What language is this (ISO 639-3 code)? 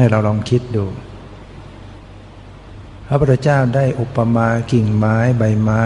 tha